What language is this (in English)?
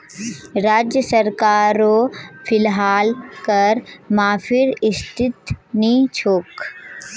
Magahi